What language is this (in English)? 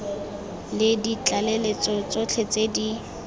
Tswana